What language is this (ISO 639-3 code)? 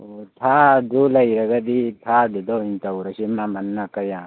mni